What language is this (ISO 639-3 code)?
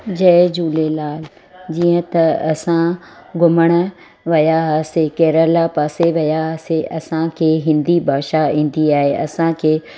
snd